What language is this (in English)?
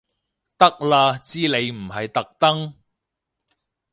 Cantonese